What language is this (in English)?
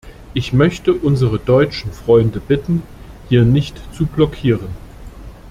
German